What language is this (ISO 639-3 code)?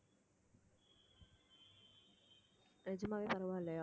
tam